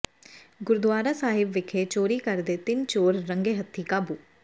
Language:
Punjabi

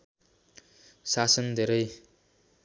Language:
Nepali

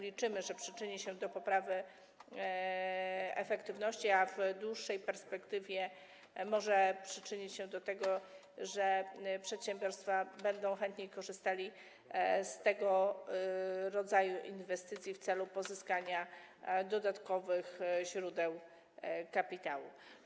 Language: Polish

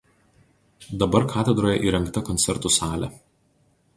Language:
Lithuanian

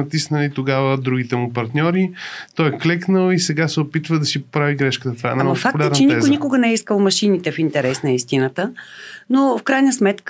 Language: Bulgarian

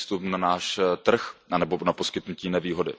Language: Czech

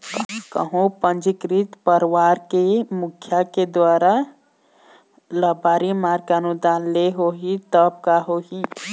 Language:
Chhattisgarhi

